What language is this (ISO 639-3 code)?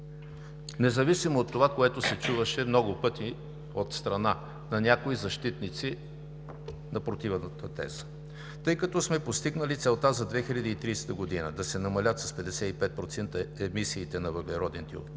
bul